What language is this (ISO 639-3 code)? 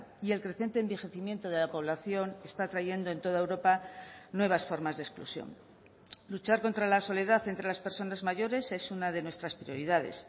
spa